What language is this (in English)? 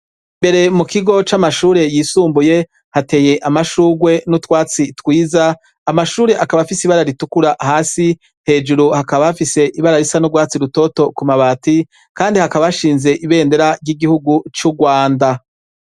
Rundi